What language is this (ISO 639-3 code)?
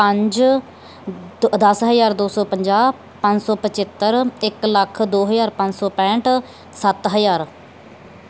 pan